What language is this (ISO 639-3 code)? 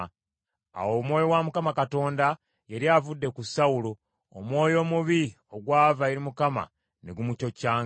lug